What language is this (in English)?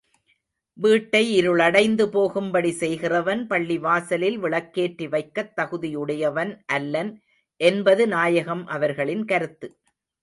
Tamil